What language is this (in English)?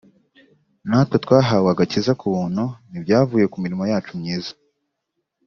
Kinyarwanda